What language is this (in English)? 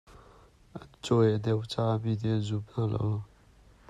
Hakha Chin